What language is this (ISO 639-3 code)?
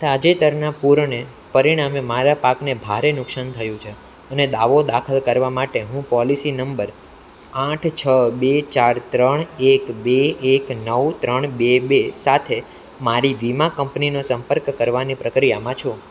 guj